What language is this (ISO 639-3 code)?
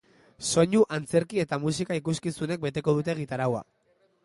eus